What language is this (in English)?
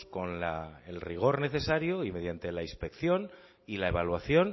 Spanish